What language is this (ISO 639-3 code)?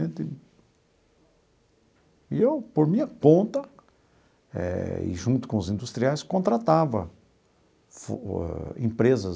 por